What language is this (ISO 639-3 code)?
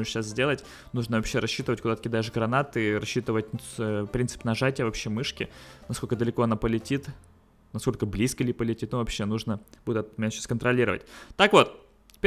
rus